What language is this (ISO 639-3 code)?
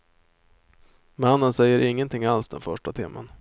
swe